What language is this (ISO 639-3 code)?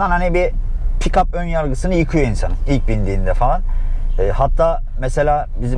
tur